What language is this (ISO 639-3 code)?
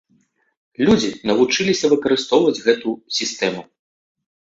bel